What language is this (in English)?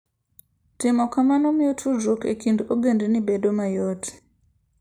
Luo (Kenya and Tanzania)